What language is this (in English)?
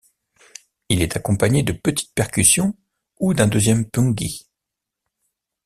French